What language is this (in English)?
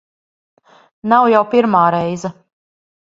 Latvian